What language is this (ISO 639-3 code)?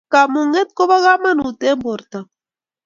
kln